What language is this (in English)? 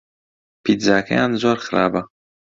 Central Kurdish